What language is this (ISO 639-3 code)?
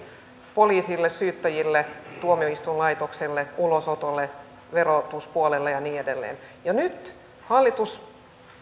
fin